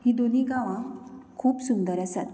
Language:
Konkani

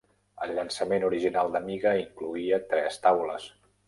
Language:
Catalan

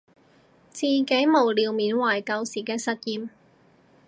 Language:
Cantonese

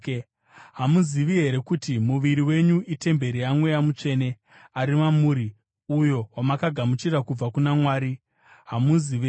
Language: Shona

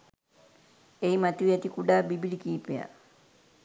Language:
Sinhala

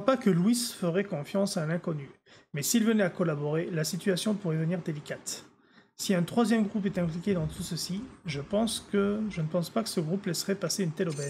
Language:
French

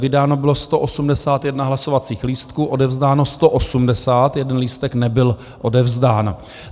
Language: Czech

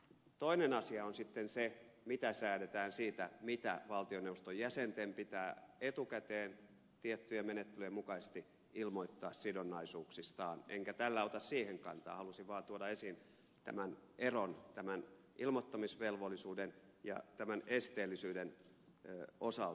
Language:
Finnish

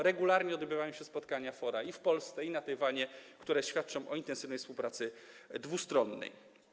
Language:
Polish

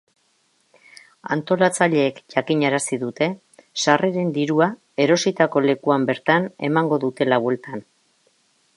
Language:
Basque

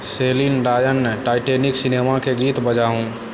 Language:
Maithili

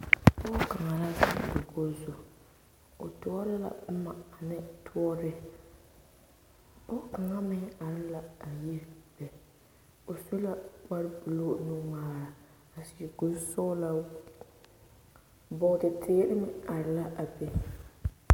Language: Southern Dagaare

